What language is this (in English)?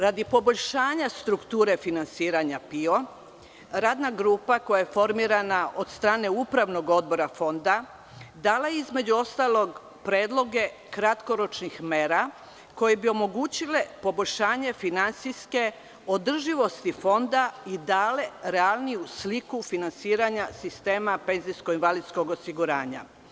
Serbian